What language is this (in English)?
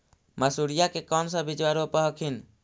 Magahi